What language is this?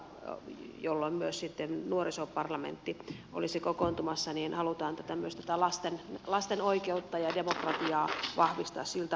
Finnish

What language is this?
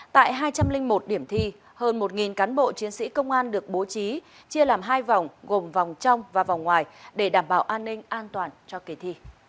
Vietnamese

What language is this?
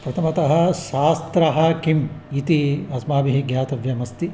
Sanskrit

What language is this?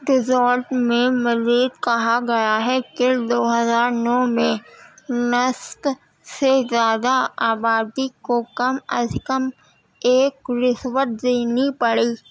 Urdu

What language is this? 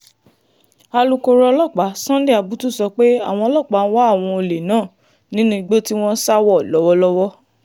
Yoruba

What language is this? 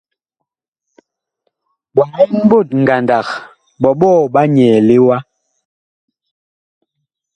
Bakoko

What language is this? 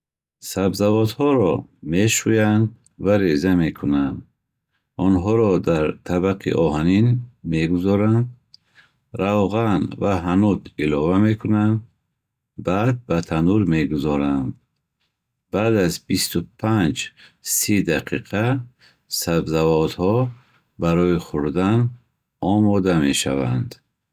Bukharic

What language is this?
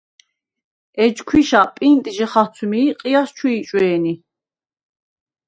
Svan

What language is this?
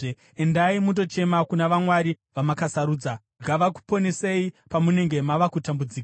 Shona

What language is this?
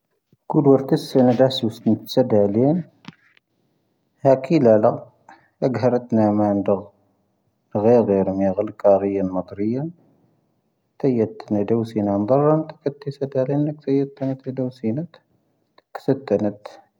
Tahaggart Tamahaq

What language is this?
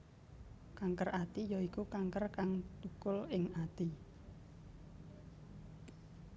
Javanese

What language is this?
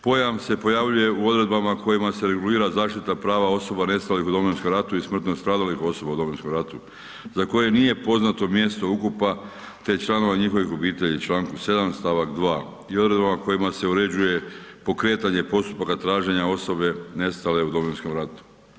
Croatian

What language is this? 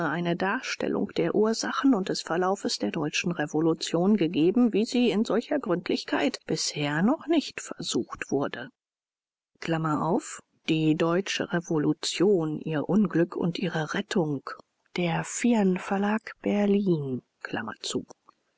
German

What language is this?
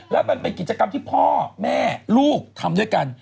Thai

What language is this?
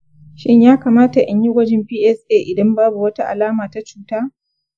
Hausa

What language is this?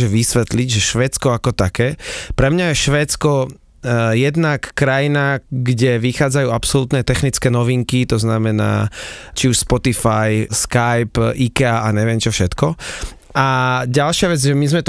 Slovak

